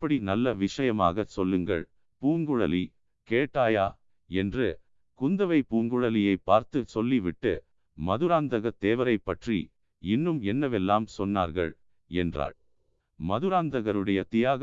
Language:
Tamil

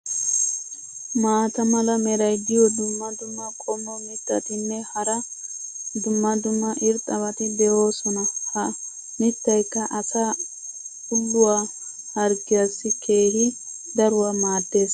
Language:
Wolaytta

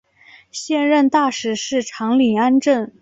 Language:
Chinese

